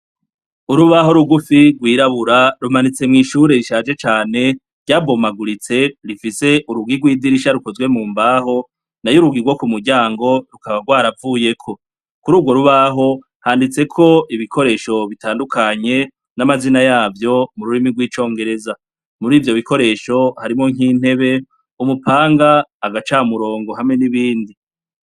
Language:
Rundi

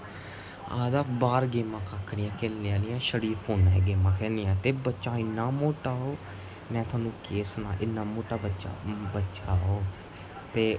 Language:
Dogri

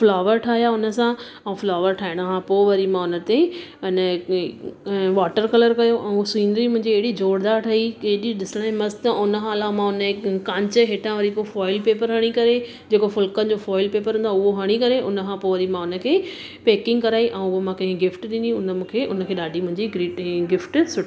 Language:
Sindhi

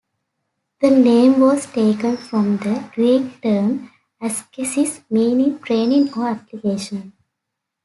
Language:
English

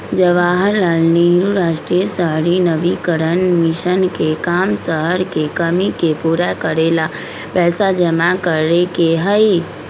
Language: Magahi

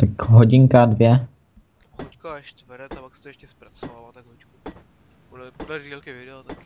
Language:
Czech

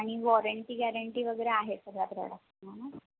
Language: Marathi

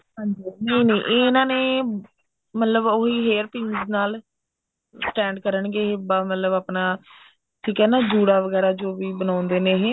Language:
Punjabi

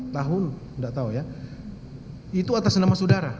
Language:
Indonesian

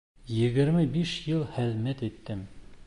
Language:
Bashkir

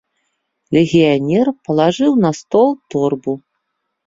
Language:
Belarusian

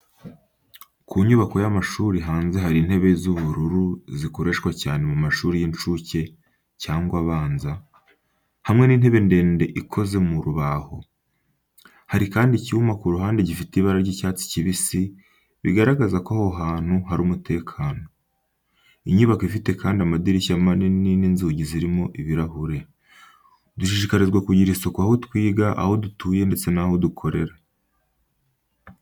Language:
Kinyarwanda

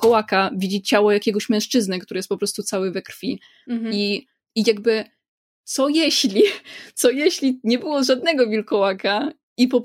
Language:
Polish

